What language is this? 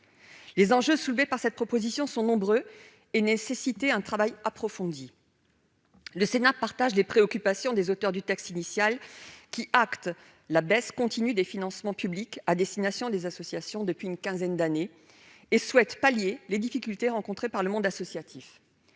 French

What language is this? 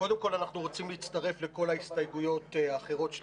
Hebrew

